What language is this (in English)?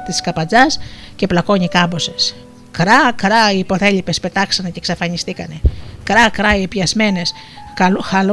Greek